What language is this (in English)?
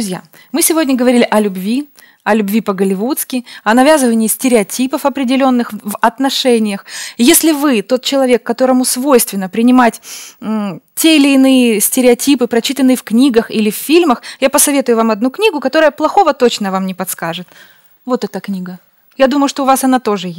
Russian